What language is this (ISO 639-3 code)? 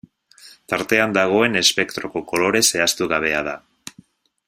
eus